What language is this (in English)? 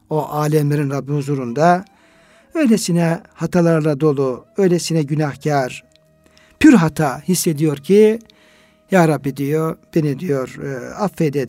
Turkish